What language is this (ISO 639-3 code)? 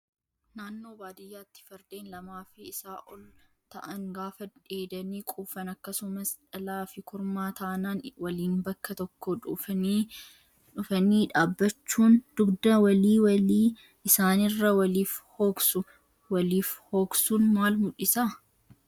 orm